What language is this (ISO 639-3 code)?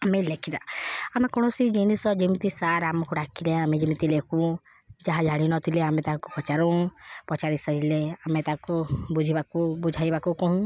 ori